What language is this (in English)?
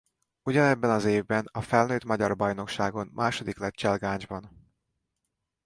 Hungarian